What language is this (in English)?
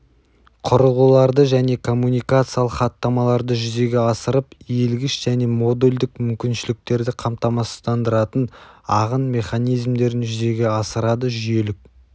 Kazakh